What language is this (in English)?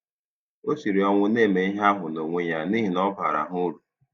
Igbo